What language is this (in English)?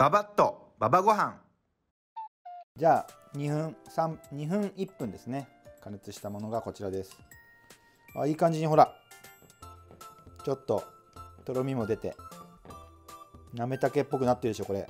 Japanese